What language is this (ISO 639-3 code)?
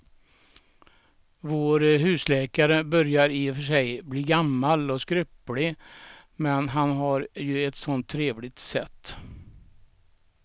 swe